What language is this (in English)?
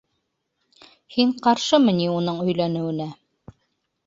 Bashkir